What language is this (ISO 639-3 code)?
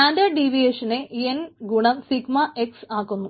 mal